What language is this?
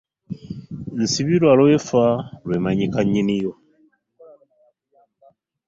Ganda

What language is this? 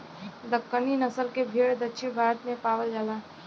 Bhojpuri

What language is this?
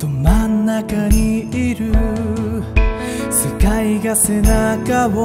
Japanese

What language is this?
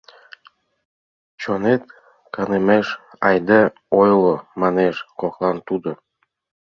Mari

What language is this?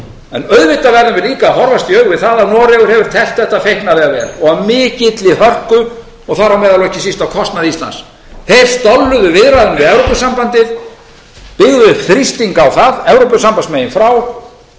Icelandic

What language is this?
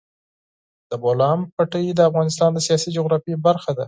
Pashto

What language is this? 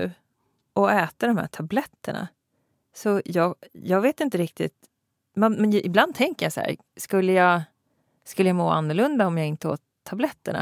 Swedish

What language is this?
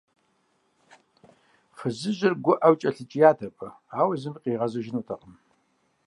Kabardian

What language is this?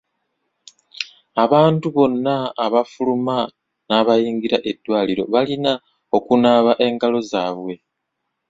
Ganda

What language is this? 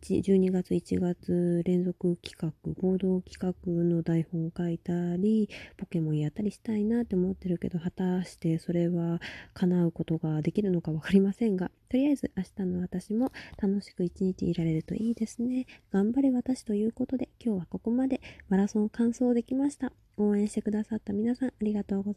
Japanese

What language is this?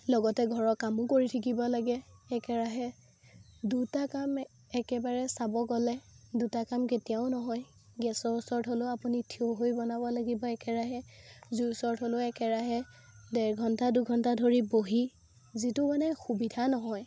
Assamese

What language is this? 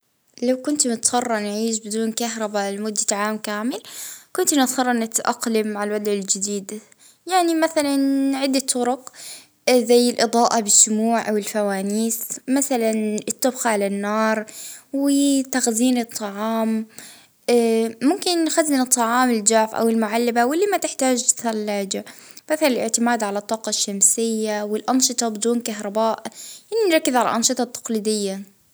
Libyan Arabic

